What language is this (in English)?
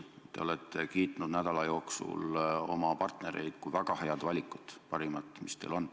Estonian